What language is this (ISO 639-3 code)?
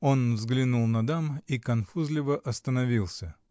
rus